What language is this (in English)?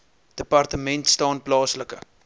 Afrikaans